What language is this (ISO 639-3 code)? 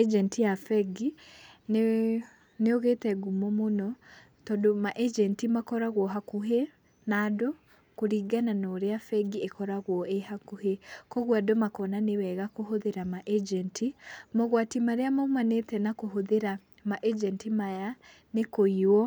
kik